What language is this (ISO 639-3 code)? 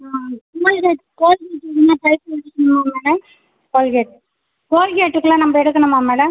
tam